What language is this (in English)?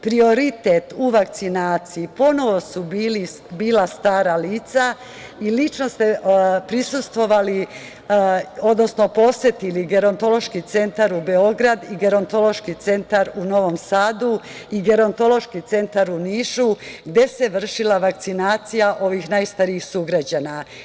Serbian